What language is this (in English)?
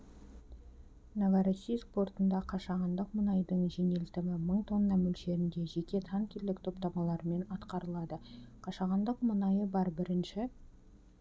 Kazakh